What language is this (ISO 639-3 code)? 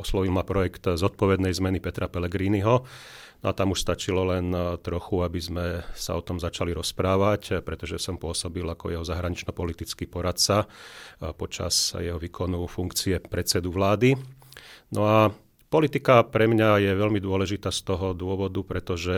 slk